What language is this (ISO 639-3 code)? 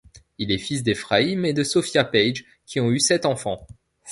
fra